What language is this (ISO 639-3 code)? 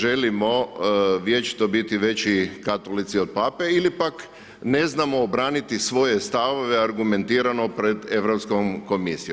hrv